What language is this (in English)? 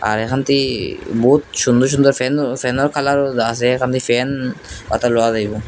Bangla